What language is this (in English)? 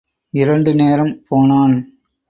Tamil